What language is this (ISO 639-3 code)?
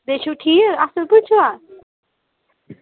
kas